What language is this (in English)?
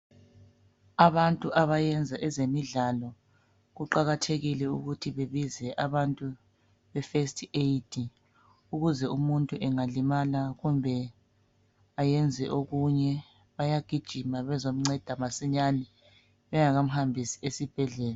North Ndebele